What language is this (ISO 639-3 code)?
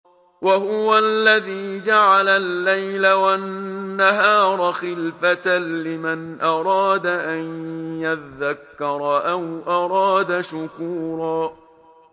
ara